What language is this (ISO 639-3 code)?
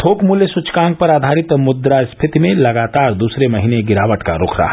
hin